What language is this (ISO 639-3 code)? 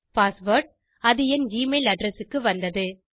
tam